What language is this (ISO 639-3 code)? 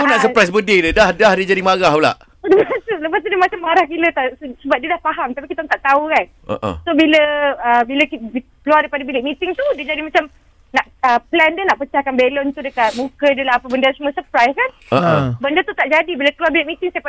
msa